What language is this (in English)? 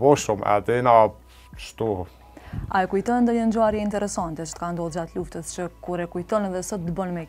Romanian